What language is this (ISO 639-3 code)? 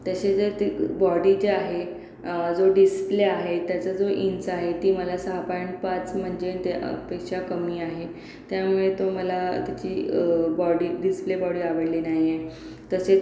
mar